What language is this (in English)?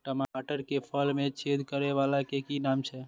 Maithili